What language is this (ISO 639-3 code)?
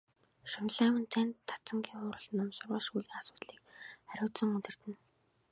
mon